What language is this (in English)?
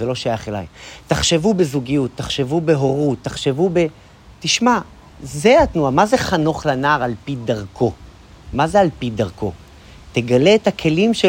Hebrew